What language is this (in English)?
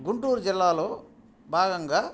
Telugu